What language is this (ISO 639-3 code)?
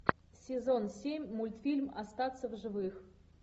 rus